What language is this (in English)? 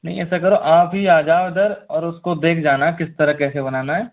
Hindi